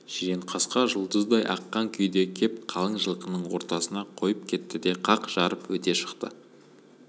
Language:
Kazakh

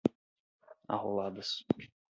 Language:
Portuguese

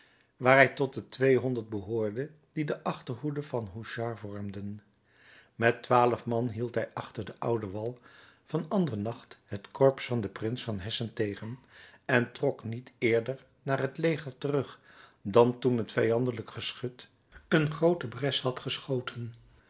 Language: Dutch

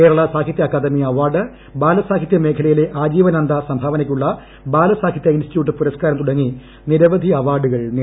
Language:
Malayalam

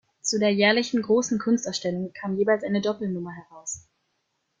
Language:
German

